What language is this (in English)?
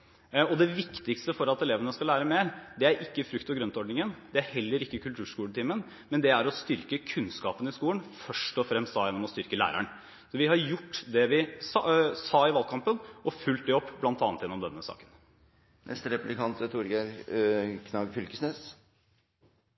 Norwegian